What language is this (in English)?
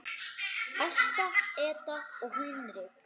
Icelandic